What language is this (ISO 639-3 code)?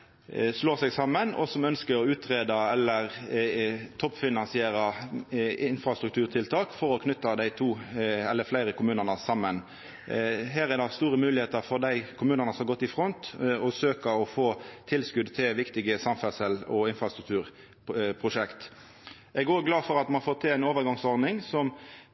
nno